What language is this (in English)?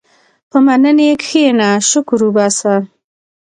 Pashto